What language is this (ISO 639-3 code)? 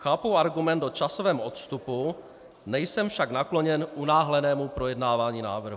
ces